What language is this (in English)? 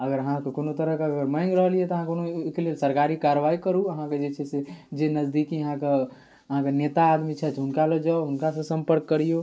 Maithili